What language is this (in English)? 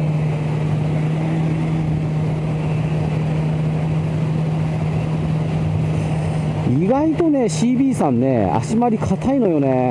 Japanese